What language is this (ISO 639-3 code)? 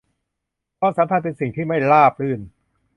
tha